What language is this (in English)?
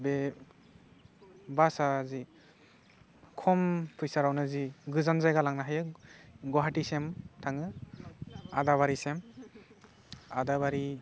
Bodo